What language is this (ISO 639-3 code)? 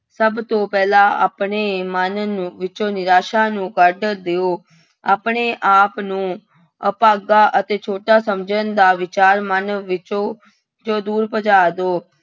pan